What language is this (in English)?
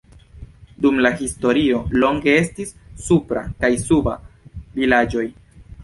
Esperanto